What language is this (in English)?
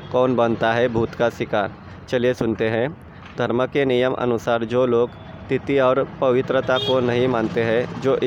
Hindi